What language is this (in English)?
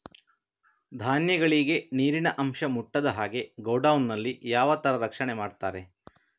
Kannada